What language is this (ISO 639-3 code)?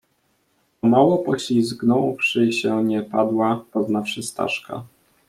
pol